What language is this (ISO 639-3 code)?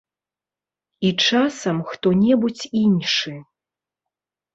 bel